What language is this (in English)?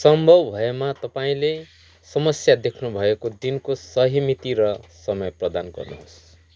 Nepali